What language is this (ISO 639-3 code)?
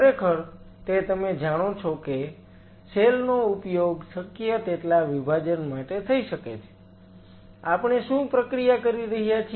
guj